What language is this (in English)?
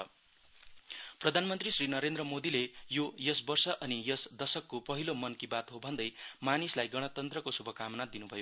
Nepali